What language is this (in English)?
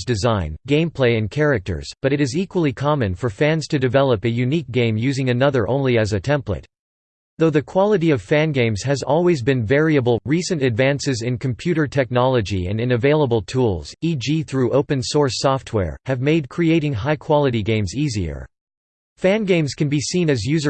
English